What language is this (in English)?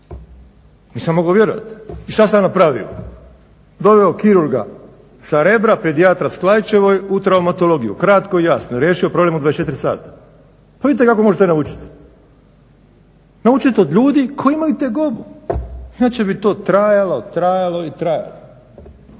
Croatian